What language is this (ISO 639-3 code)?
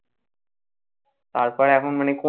ben